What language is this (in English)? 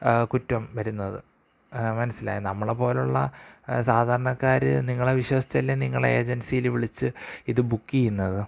Malayalam